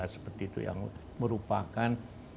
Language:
Indonesian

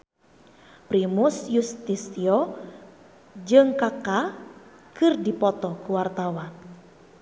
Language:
Sundanese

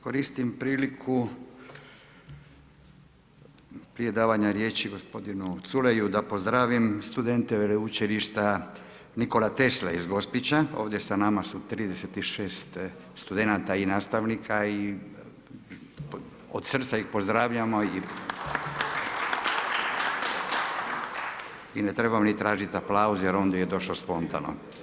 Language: Croatian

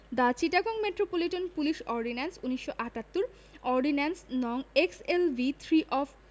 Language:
Bangla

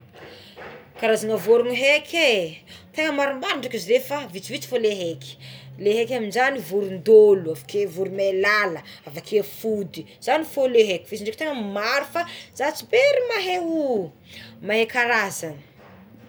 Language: Tsimihety Malagasy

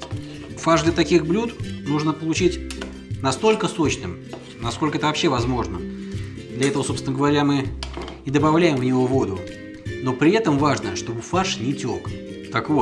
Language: Russian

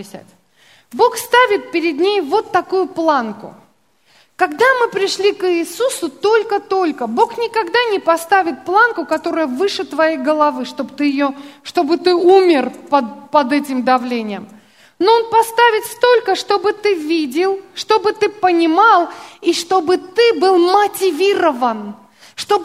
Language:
Russian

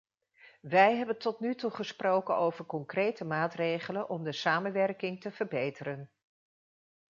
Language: Dutch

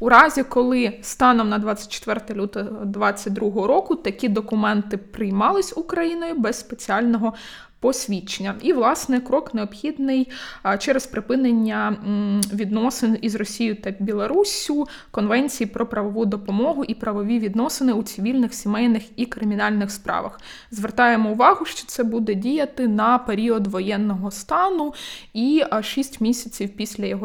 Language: Ukrainian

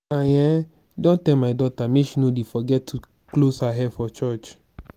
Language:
Nigerian Pidgin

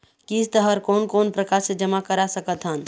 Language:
Chhattisgarhi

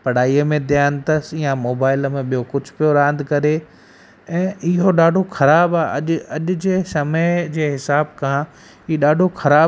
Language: Sindhi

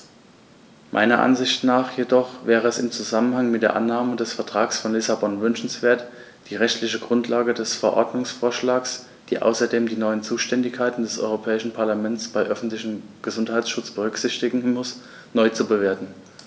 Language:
German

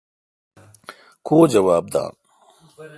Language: Kalkoti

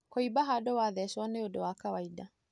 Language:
Kikuyu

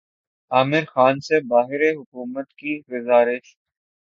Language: Urdu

